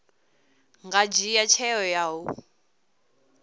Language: Venda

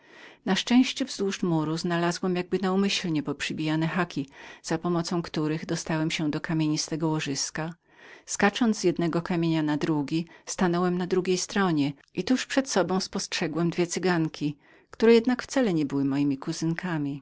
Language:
Polish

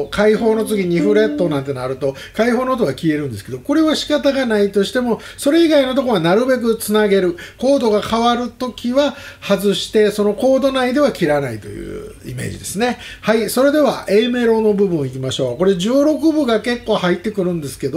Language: Japanese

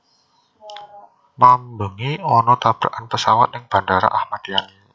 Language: Javanese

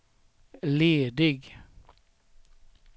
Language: Swedish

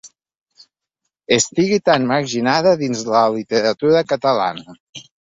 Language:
Catalan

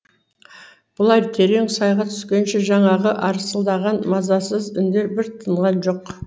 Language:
Kazakh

